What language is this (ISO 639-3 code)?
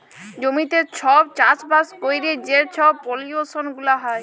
ben